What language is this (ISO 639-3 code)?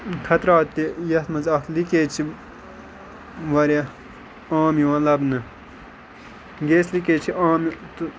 kas